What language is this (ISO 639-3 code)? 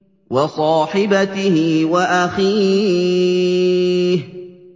ara